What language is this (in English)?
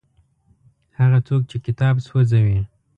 Pashto